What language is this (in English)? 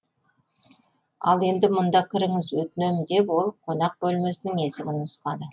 Kazakh